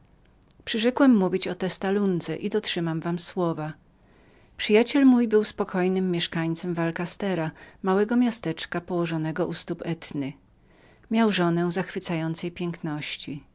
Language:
Polish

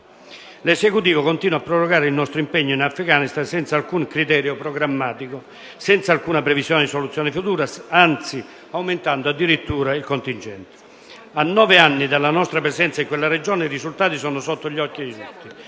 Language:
Italian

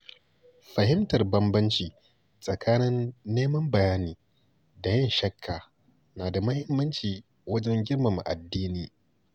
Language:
Hausa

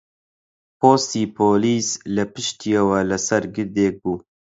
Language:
Central Kurdish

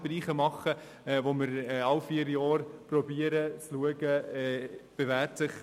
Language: Swiss German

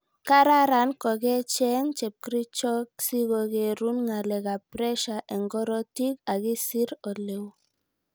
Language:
Kalenjin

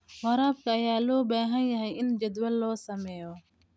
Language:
Somali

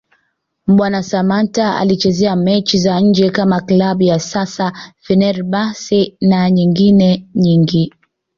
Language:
Swahili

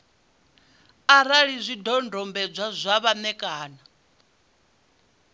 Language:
Venda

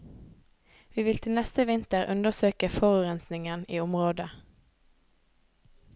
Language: Norwegian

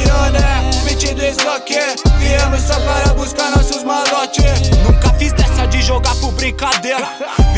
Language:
Portuguese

